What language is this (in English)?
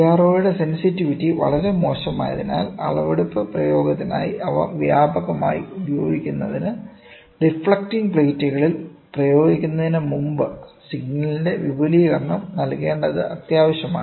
Malayalam